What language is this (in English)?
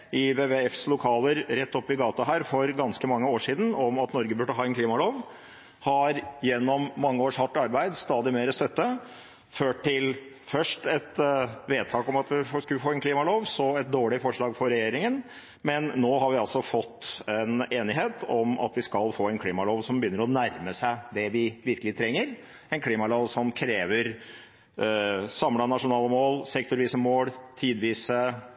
Norwegian Bokmål